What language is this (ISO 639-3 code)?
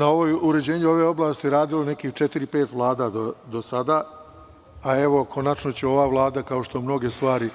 srp